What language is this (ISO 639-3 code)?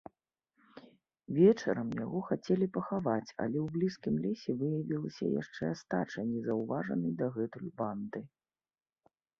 bel